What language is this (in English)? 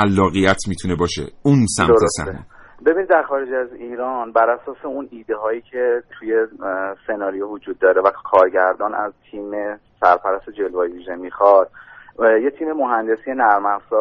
Persian